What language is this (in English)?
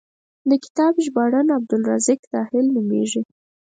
Pashto